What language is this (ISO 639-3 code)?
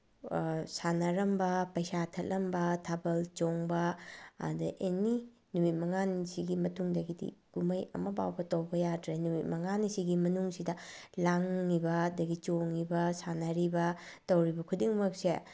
mni